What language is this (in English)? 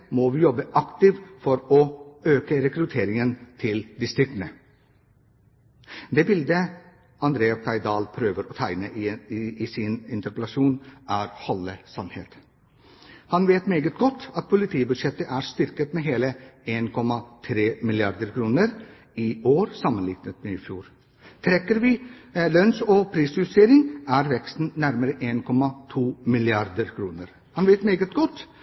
Norwegian Bokmål